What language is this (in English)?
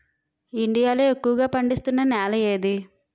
Telugu